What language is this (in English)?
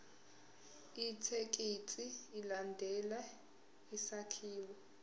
Zulu